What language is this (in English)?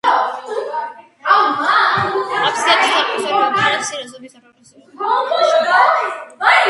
Georgian